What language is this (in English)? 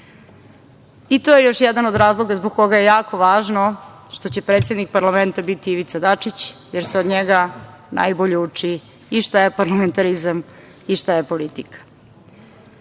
Serbian